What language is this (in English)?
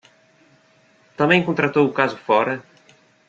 Portuguese